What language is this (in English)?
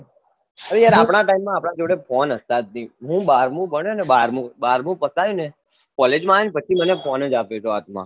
Gujarati